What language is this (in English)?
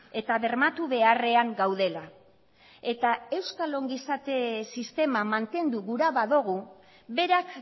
Basque